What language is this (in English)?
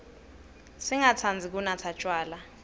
Swati